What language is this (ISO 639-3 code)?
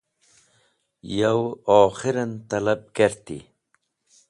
wbl